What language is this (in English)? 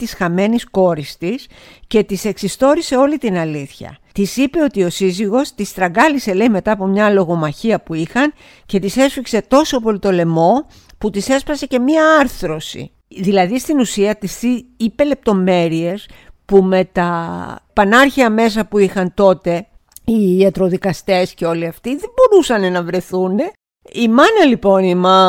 Greek